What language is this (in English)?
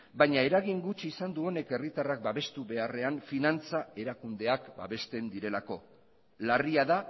Basque